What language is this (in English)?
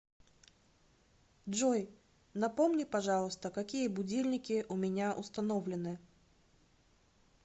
Russian